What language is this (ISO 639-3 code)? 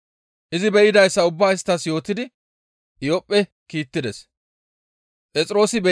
gmv